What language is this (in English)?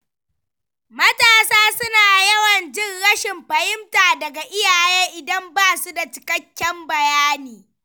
Hausa